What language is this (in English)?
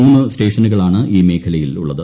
Malayalam